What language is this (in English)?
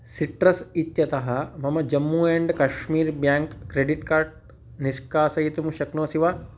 Sanskrit